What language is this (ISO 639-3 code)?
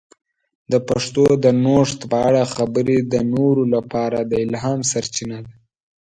pus